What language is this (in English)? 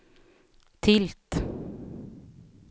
Swedish